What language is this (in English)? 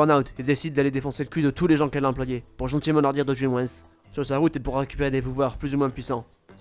French